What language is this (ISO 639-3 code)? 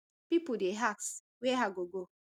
pcm